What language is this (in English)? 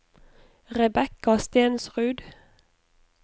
Norwegian